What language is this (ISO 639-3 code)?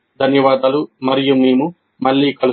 tel